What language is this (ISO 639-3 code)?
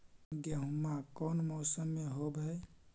mag